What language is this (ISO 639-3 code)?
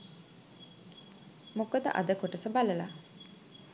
sin